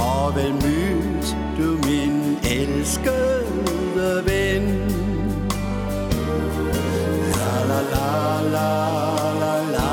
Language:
Danish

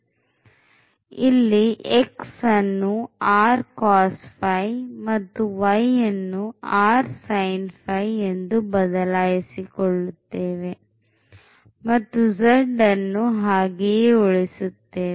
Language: Kannada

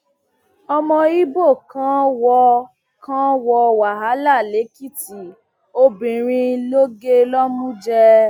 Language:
Yoruba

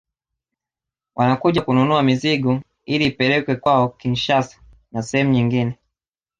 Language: Swahili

